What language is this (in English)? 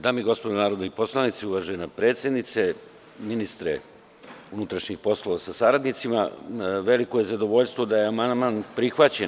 Serbian